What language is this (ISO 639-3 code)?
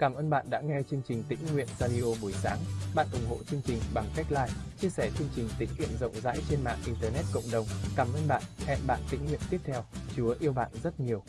vie